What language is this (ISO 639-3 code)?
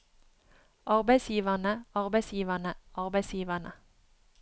nor